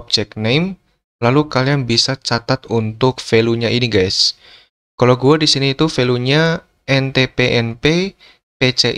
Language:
Indonesian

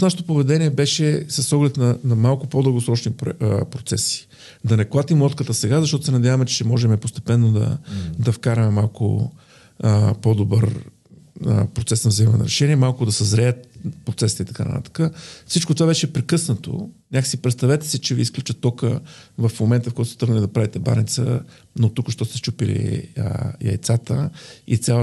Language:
Bulgarian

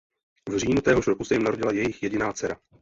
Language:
Czech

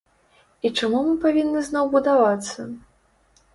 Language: Belarusian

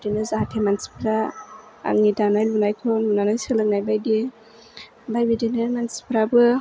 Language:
Bodo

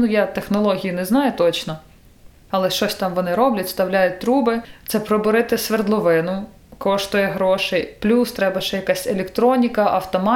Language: Ukrainian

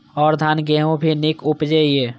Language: Maithili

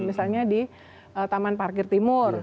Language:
Indonesian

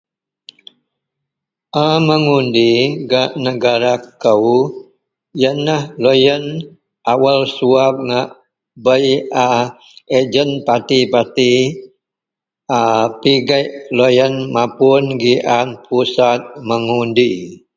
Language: Central Melanau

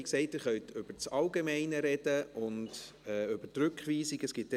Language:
Swiss German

